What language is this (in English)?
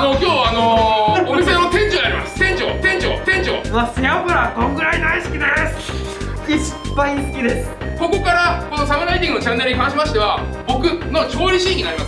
Japanese